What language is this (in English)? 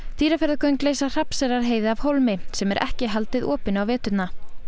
Icelandic